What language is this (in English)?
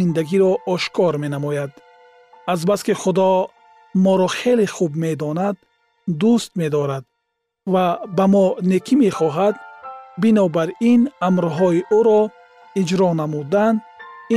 Persian